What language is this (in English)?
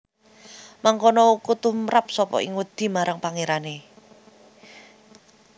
Javanese